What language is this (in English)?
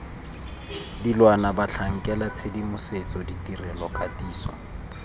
Tswana